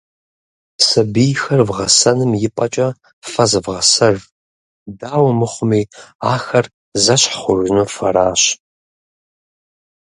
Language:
Kabardian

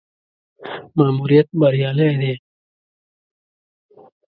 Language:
Pashto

